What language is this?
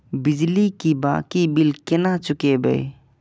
Maithili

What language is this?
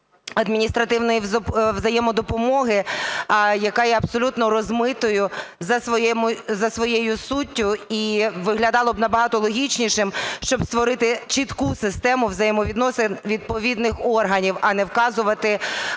Ukrainian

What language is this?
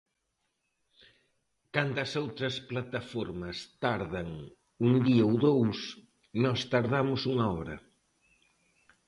Galician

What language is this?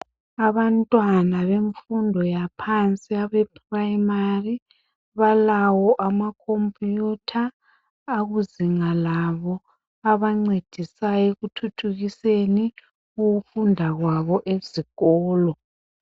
North Ndebele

